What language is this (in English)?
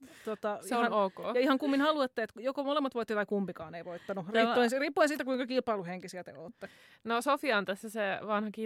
Finnish